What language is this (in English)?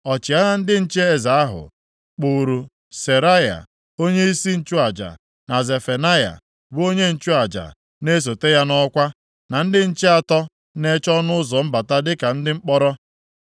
Igbo